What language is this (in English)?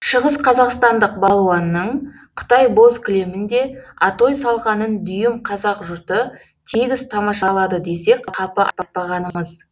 Kazakh